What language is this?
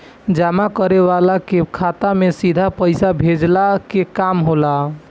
Bhojpuri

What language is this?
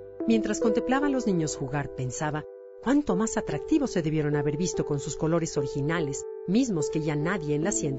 Spanish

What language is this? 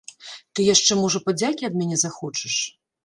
Belarusian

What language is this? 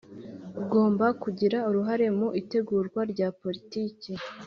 Kinyarwanda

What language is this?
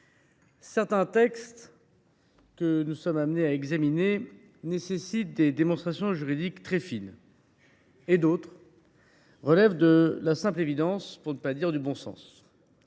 French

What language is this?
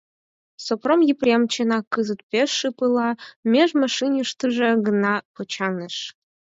Mari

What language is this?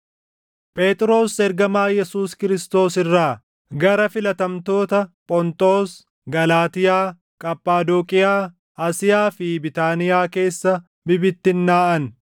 Oromo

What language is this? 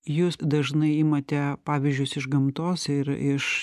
Lithuanian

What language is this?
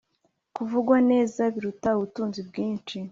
Kinyarwanda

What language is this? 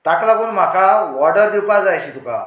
Konkani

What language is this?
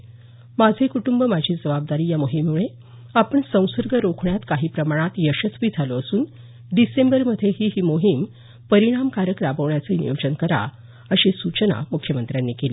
Marathi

